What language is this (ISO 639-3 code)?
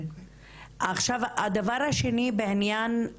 heb